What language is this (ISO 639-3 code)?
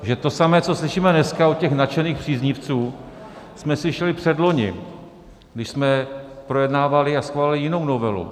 ces